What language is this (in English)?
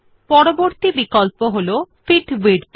Bangla